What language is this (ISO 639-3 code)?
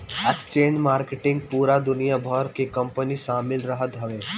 bho